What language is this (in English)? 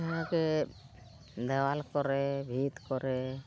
Santali